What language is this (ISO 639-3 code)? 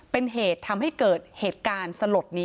tha